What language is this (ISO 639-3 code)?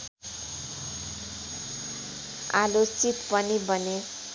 nep